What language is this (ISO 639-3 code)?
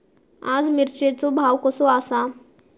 mar